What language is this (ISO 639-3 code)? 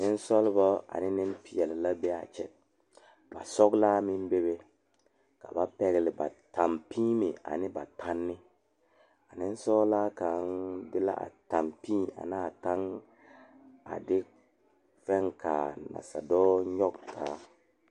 dga